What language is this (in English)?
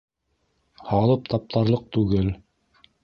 Bashkir